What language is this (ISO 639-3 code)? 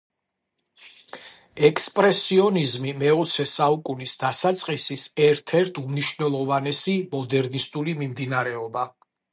kat